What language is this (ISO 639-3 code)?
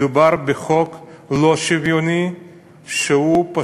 heb